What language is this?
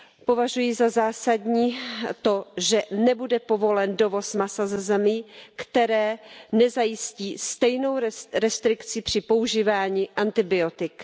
Czech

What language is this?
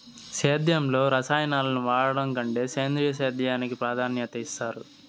Telugu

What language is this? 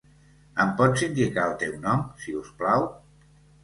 Catalan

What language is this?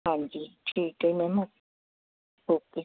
Punjabi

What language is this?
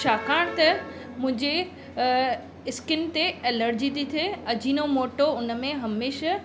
Sindhi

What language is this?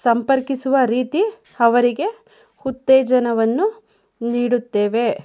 Kannada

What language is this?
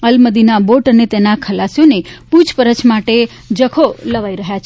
Gujarati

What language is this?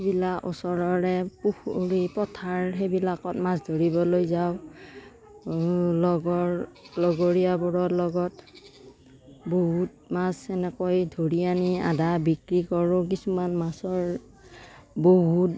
Assamese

